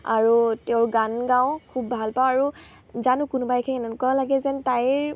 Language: Assamese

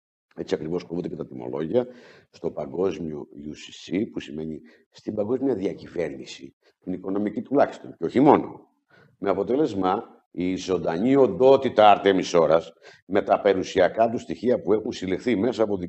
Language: Greek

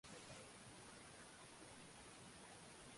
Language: Swahili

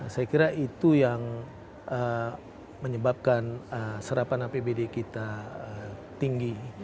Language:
Indonesian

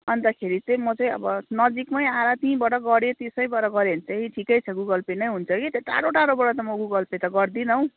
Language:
Nepali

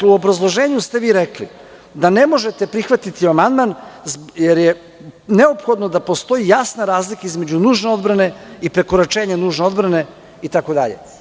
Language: Serbian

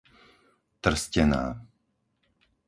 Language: Slovak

